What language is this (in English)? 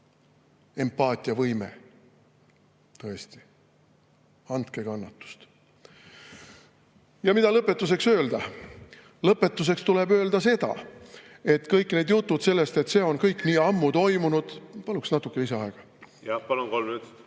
Estonian